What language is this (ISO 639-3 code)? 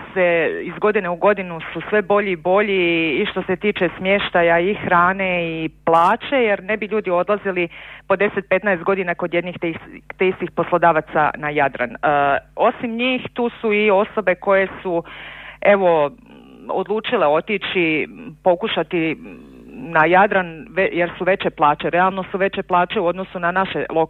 hrv